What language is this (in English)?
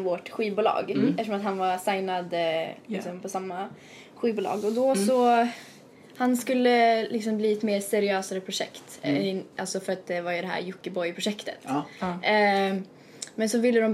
Swedish